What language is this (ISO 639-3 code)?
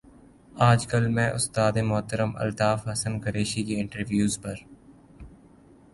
urd